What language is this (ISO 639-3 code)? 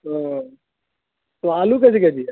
urd